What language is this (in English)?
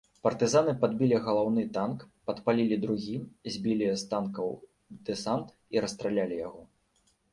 Belarusian